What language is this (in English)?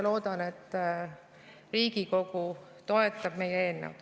Estonian